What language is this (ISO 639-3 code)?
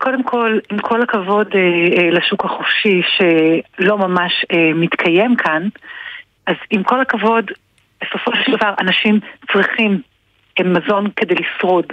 heb